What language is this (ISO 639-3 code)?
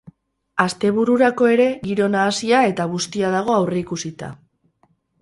eus